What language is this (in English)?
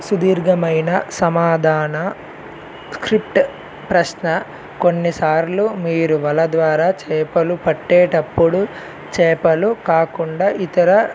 Telugu